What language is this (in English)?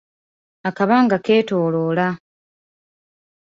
Ganda